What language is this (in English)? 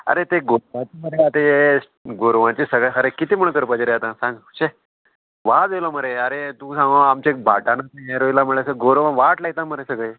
Konkani